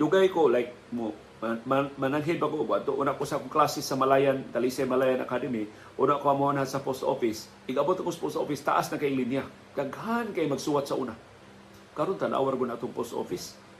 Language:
Filipino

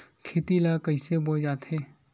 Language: Chhattisgarhi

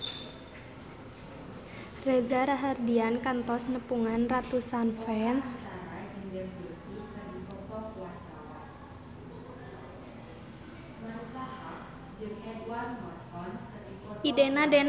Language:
Sundanese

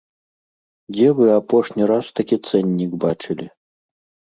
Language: Belarusian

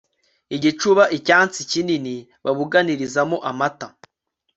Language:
Kinyarwanda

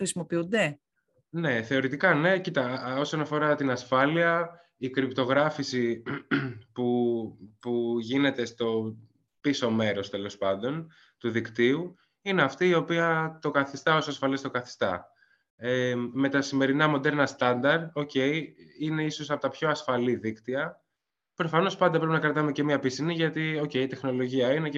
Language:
Greek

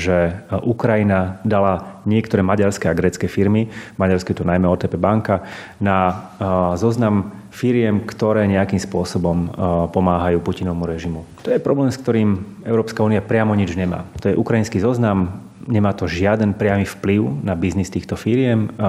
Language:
Slovak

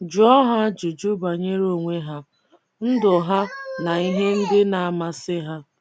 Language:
Igbo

